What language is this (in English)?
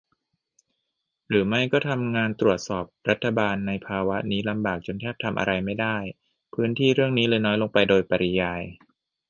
Thai